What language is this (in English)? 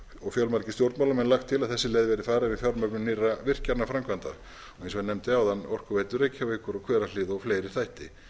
Icelandic